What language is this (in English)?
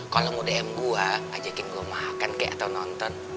Indonesian